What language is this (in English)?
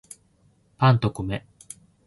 Japanese